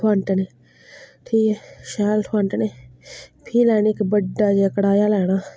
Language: Dogri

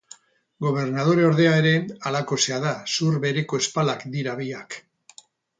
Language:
Basque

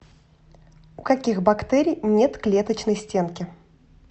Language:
Russian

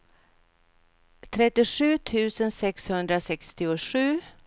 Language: Swedish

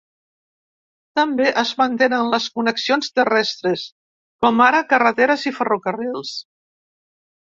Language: Catalan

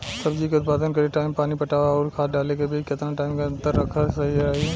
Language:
Bhojpuri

